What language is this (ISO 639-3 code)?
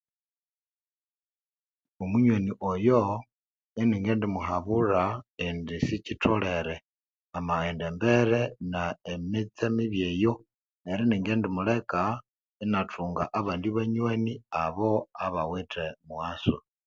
koo